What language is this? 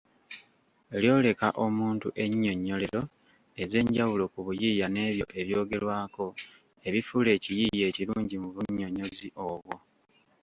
Ganda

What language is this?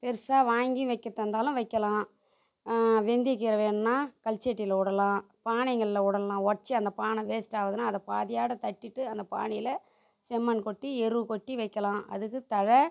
Tamil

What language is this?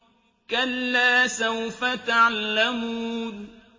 Arabic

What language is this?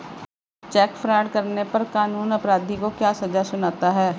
Hindi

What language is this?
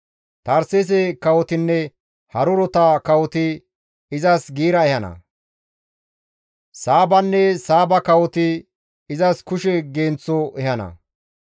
Gamo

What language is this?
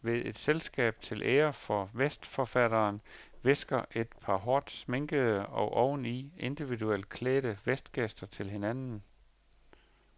Danish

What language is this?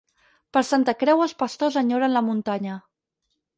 Catalan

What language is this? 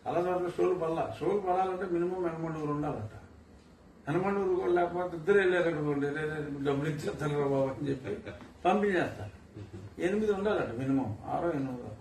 Telugu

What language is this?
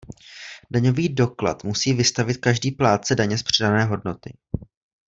Czech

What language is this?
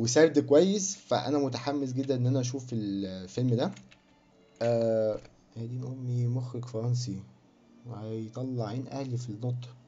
Arabic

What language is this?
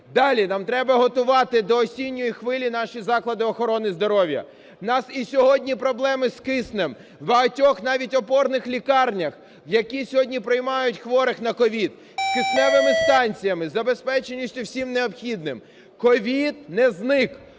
Ukrainian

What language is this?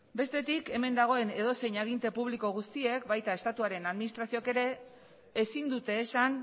Basque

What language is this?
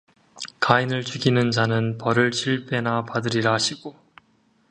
Korean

